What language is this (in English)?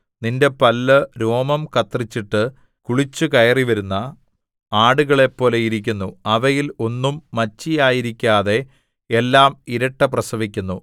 Malayalam